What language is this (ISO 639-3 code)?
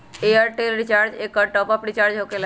mag